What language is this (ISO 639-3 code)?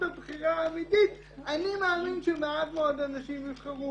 heb